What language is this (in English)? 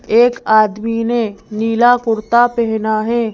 Hindi